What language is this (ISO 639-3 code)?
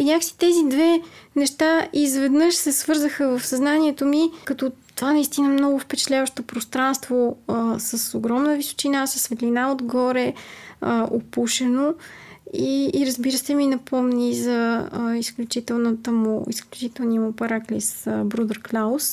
bul